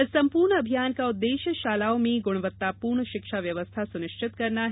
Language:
Hindi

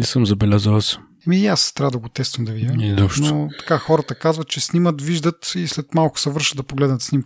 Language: Bulgarian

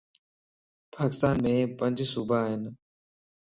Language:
Lasi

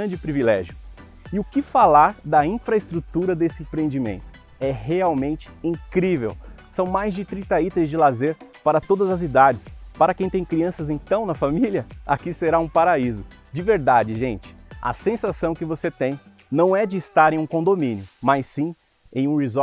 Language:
Portuguese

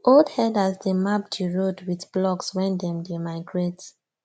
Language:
Nigerian Pidgin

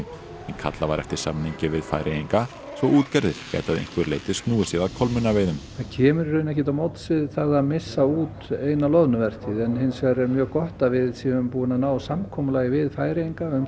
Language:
Icelandic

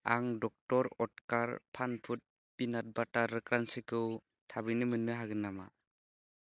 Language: Bodo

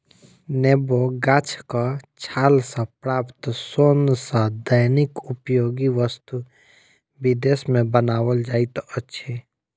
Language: Maithili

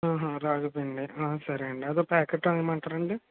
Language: Telugu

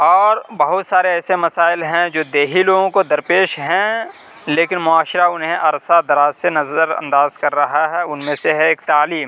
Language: Urdu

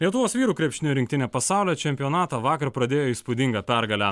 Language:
Lithuanian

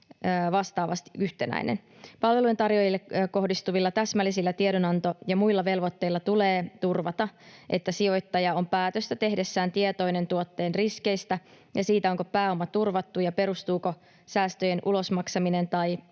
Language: Finnish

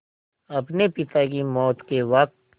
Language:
Hindi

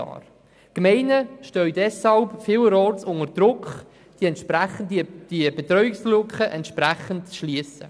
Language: Swiss German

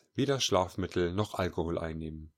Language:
German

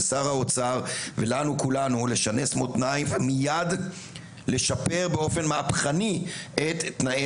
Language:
Hebrew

